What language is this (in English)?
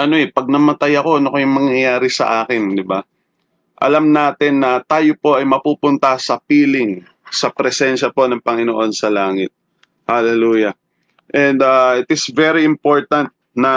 Filipino